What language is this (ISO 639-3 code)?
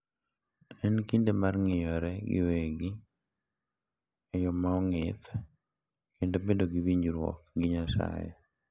luo